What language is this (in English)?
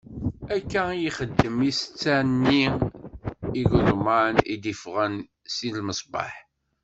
Kabyle